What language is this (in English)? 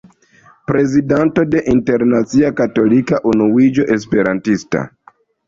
Esperanto